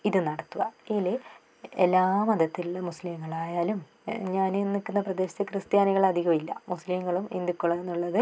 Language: Malayalam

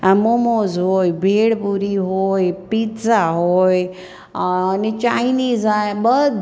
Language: Gujarati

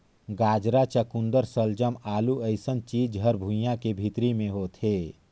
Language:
Chhattisgarhi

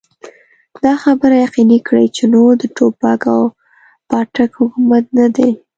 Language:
Pashto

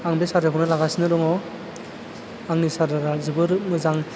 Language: Bodo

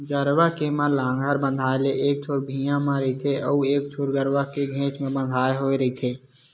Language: Chhattisgarhi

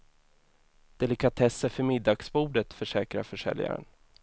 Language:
Swedish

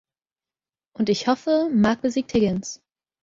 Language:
German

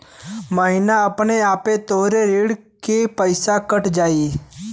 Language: Bhojpuri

